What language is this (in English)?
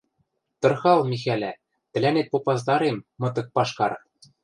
Western Mari